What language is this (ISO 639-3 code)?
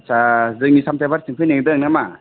brx